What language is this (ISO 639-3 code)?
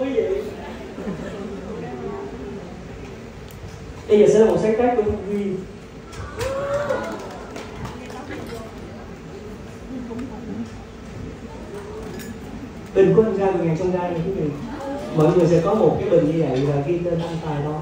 vie